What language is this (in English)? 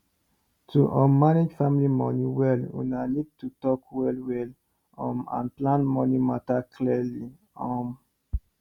Nigerian Pidgin